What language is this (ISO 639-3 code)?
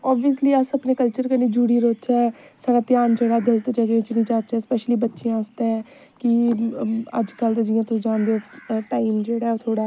doi